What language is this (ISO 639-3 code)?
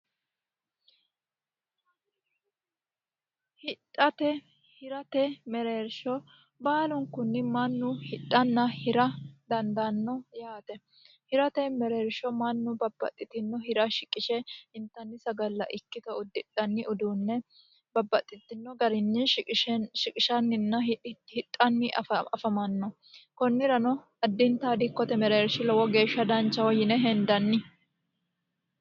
sid